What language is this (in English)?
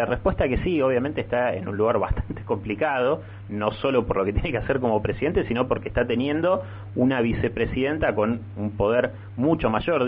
Spanish